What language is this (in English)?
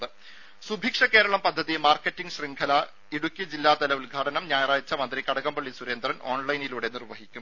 Malayalam